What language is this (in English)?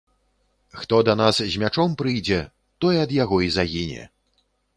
Belarusian